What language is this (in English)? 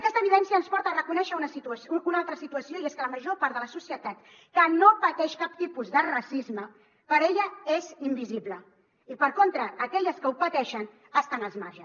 Catalan